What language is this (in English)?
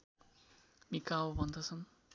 Nepali